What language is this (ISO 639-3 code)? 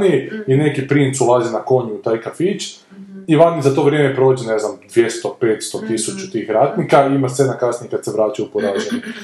hrv